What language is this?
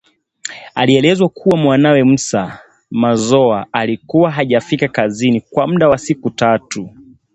Swahili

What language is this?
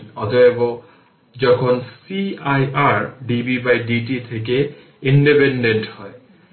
Bangla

